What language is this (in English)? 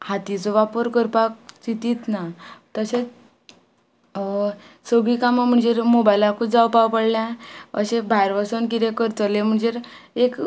Konkani